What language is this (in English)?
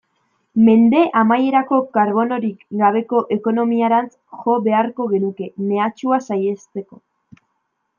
Basque